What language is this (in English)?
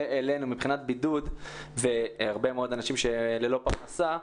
Hebrew